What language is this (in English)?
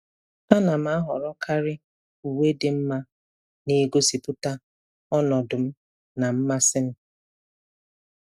Igbo